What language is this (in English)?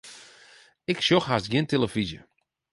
Western Frisian